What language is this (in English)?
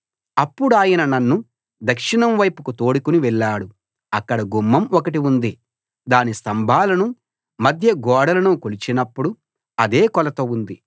Telugu